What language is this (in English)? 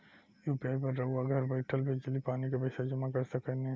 Bhojpuri